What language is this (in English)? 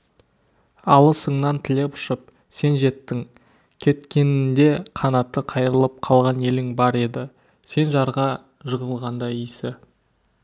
Kazakh